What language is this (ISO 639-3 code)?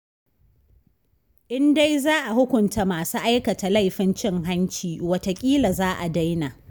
hau